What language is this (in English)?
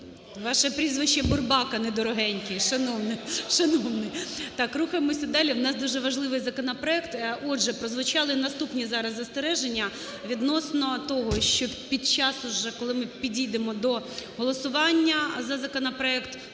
Ukrainian